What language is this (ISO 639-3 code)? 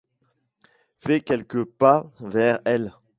fra